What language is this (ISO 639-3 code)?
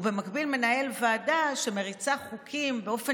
heb